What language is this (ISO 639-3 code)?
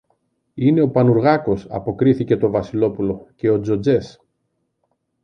ell